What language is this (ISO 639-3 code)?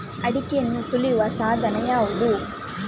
kan